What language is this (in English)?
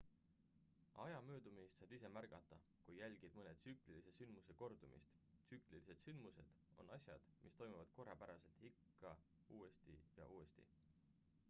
Estonian